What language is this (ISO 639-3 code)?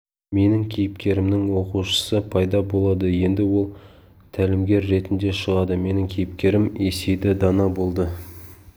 kaz